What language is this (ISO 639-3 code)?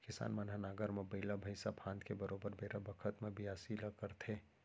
hne